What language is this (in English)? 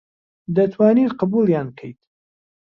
Central Kurdish